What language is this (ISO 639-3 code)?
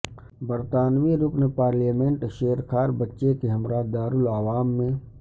urd